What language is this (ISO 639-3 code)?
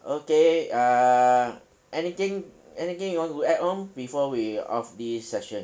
eng